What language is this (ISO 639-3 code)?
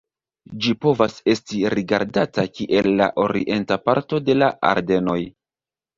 epo